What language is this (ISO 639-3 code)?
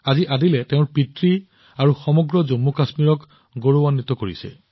asm